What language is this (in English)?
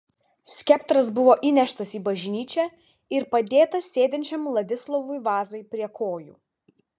Lithuanian